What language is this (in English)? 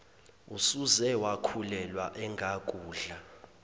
Zulu